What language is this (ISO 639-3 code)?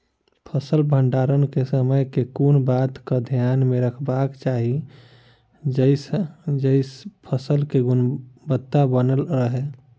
mai